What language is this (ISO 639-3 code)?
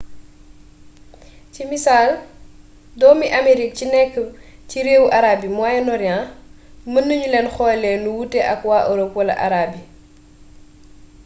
wol